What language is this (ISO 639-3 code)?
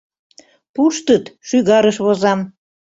chm